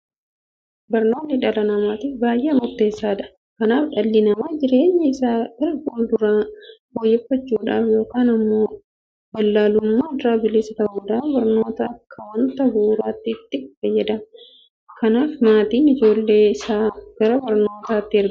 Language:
Oromo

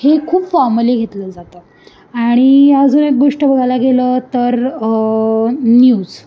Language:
Marathi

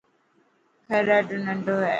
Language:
Dhatki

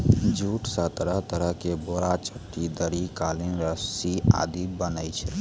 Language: Maithili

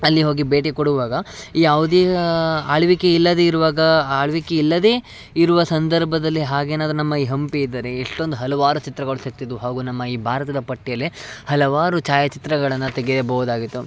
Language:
Kannada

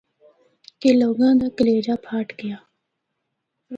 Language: Northern Hindko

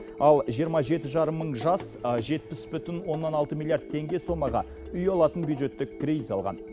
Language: Kazakh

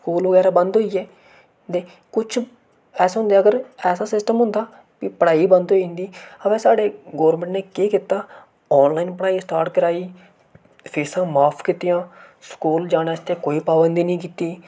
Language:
Dogri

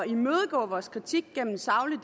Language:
Danish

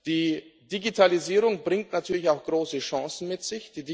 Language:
German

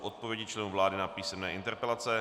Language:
Czech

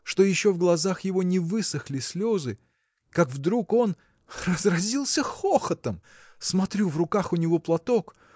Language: Russian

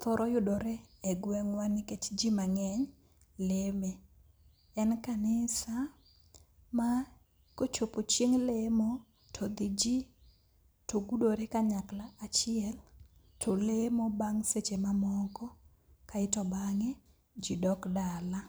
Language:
Luo (Kenya and Tanzania)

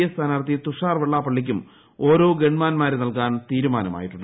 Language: Malayalam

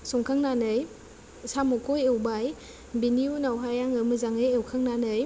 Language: Bodo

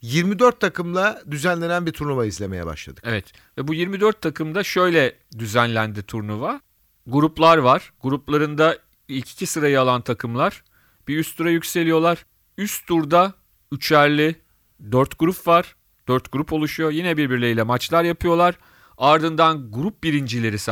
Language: Turkish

